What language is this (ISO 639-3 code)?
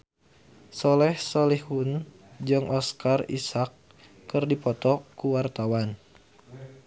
sun